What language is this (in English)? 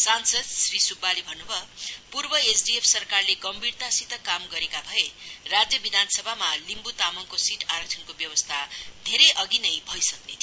Nepali